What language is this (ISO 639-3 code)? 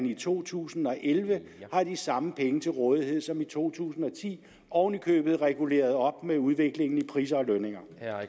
dan